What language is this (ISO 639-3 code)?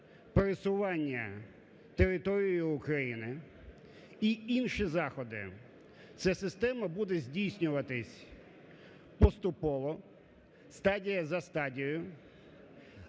ukr